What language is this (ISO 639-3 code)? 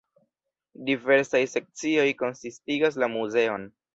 epo